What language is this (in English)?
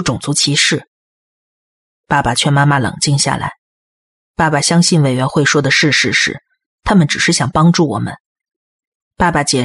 Chinese